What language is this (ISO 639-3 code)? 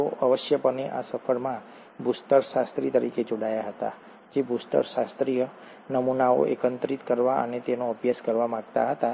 guj